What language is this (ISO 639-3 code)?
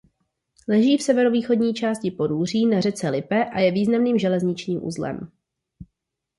ces